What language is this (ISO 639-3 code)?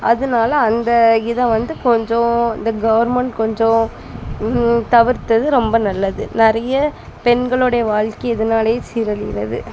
tam